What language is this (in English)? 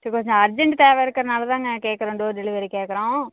Tamil